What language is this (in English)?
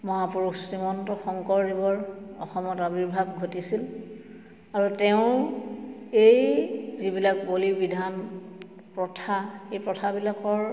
Assamese